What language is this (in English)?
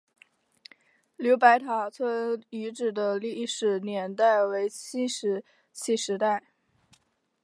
Chinese